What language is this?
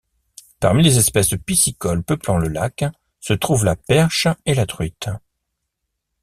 French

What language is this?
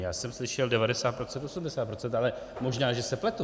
Czech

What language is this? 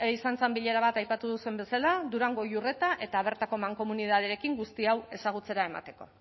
Basque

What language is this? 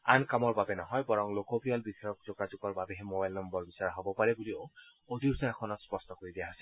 Assamese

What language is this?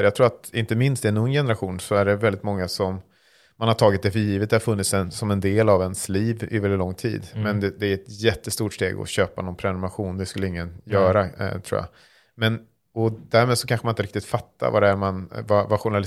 Swedish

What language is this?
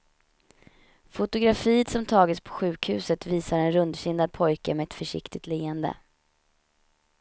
Swedish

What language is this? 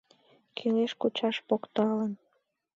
Mari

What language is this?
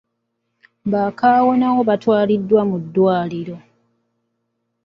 Ganda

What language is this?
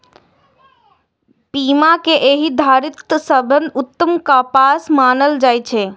Maithili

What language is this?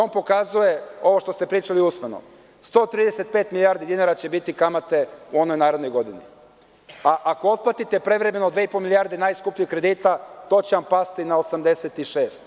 Serbian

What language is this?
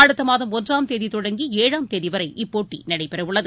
Tamil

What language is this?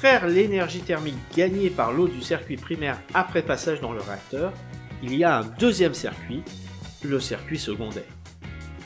French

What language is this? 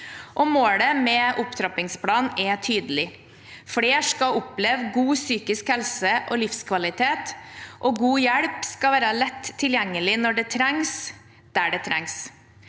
Norwegian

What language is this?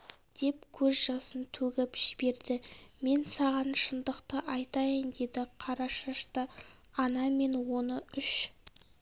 Kazakh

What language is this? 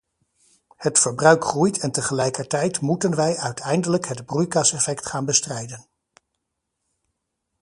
Dutch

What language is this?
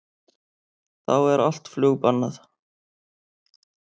Icelandic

